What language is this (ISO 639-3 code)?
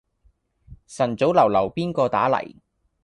yue